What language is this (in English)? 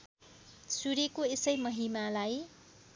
Nepali